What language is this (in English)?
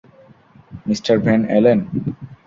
Bangla